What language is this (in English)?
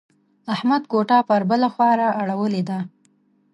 Pashto